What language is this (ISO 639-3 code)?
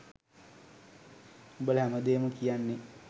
sin